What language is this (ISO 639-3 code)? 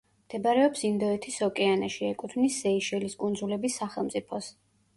kat